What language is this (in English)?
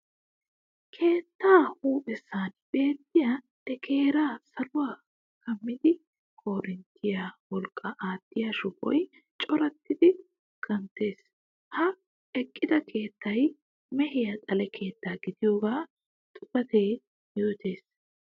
Wolaytta